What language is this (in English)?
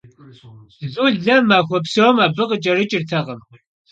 Kabardian